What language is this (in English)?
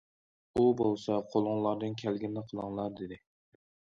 Uyghur